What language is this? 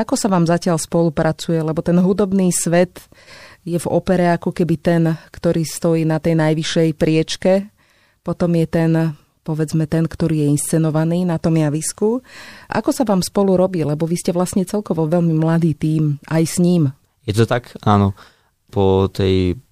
Slovak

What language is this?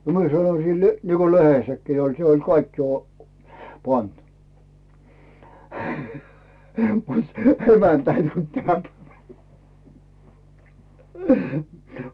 Finnish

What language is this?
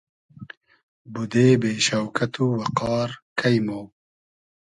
Hazaragi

